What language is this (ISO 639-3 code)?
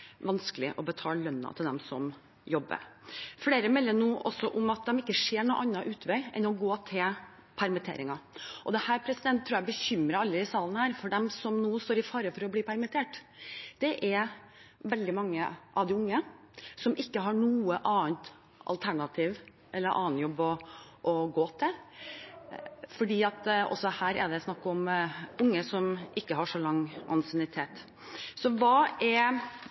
nob